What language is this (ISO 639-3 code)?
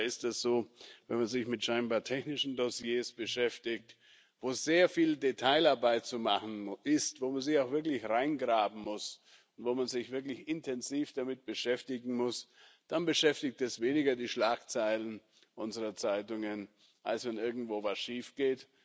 deu